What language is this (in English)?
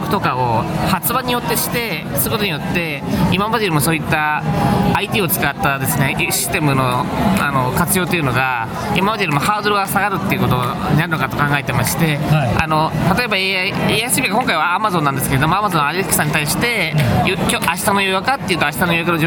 Japanese